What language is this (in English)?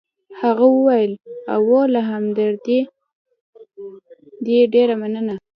Pashto